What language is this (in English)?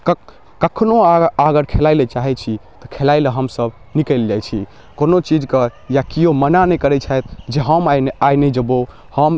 Maithili